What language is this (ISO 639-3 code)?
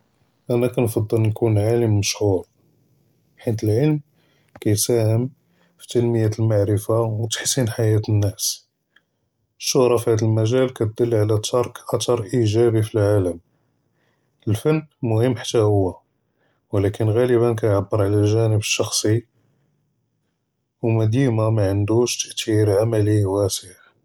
jrb